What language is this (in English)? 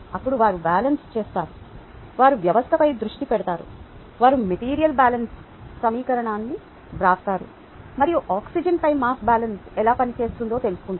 Telugu